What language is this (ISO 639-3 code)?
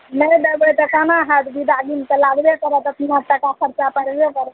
mai